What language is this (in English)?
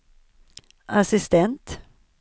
Swedish